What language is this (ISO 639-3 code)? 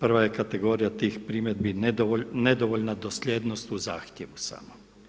hrv